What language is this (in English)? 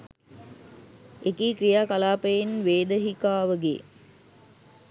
Sinhala